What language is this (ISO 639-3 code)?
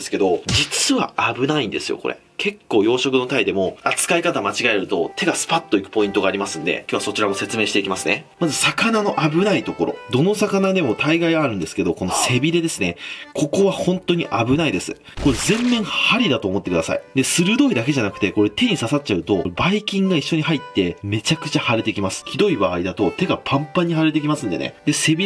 jpn